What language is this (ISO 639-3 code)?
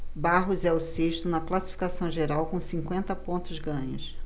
por